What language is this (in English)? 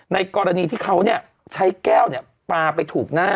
Thai